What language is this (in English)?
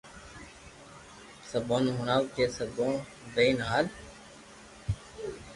Loarki